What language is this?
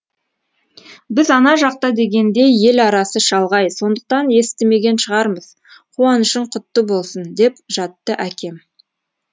Kazakh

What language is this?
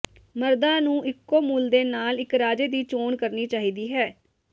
Punjabi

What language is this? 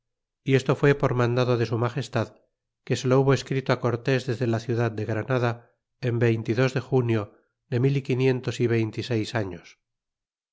Spanish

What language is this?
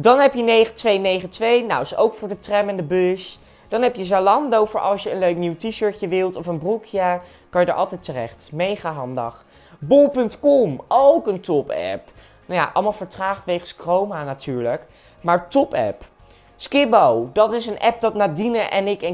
Dutch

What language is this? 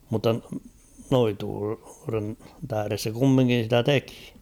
Finnish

